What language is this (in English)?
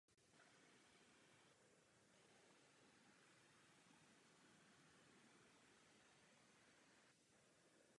Czech